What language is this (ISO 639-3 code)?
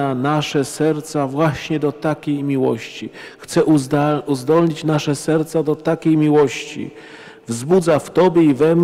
pol